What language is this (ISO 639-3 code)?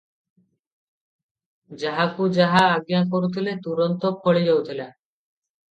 ori